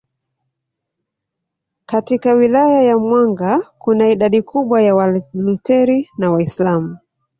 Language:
Swahili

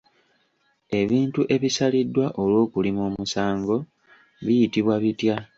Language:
Ganda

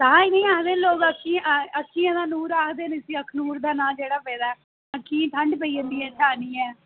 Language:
Dogri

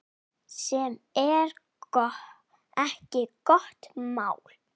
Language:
Icelandic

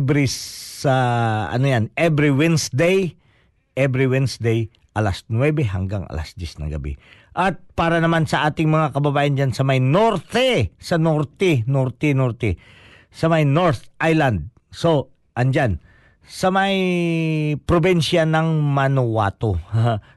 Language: Filipino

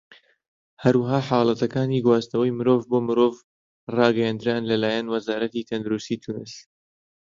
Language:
Central Kurdish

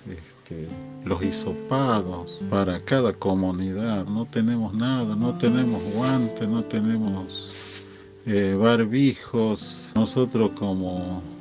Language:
Spanish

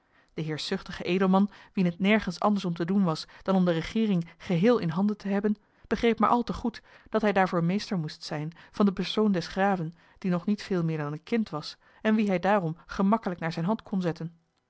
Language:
Dutch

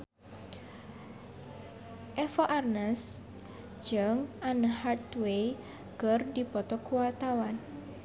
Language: Sundanese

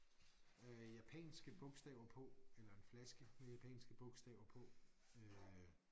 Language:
Danish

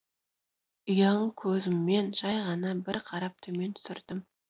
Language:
Kazakh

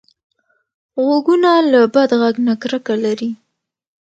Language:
Pashto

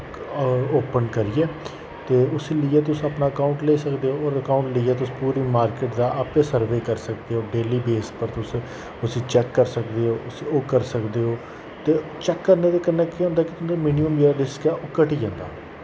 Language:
Dogri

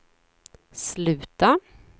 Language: Swedish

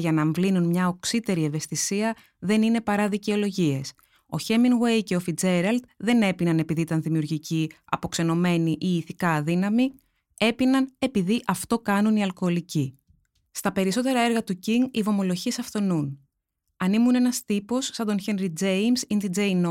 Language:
Greek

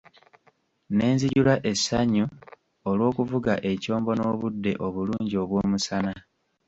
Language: Ganda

